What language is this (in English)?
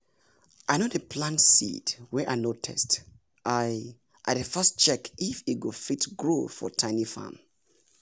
Nigerian Pidgin